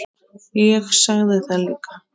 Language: Icelandic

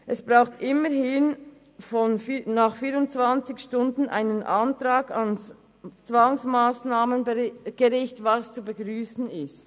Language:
Swiss German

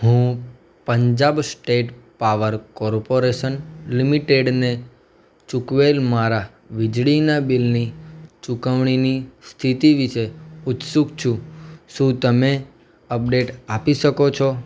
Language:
Gujarati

